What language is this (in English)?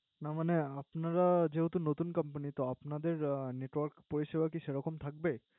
Bangla